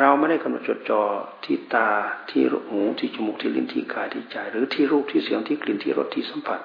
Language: Thai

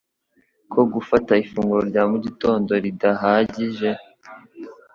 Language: Kinyarwanda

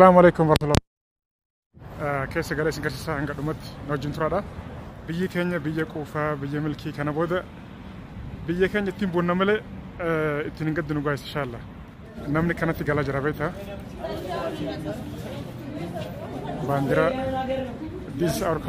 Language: Arabic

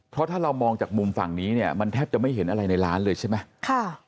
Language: Thai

